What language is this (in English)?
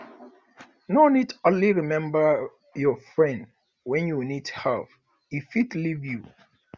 Nigerian Pidgin